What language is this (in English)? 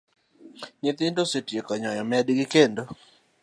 Luo (Kenya and Tanzania)